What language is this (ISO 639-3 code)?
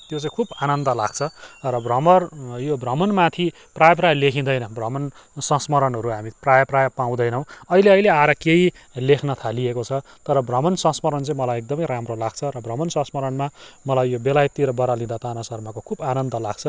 nep